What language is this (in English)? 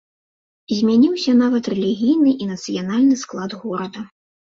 Belarusian